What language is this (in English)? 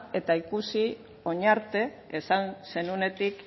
Basque